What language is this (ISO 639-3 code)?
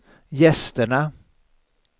swe